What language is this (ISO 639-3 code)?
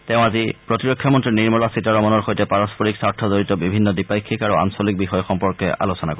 asm